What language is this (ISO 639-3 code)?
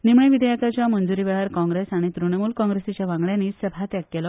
kok